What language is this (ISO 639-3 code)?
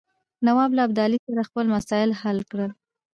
pus